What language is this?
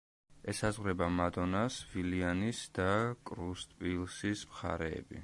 Georgian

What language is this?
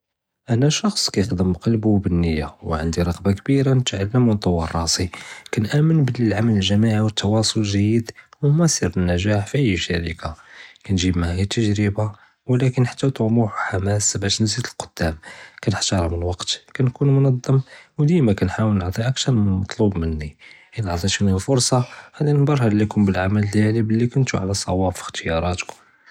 Judeo-Arabic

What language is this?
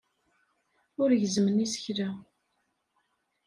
Kabyle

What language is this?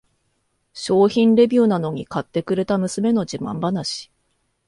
Japanese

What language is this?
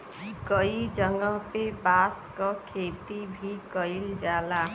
Bhojpuri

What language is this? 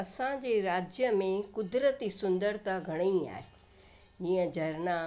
Sindhi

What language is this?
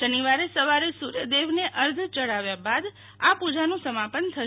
Gujarati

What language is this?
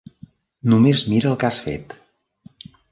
Catalan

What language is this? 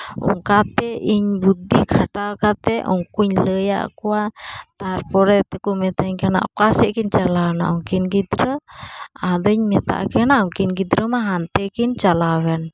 Santali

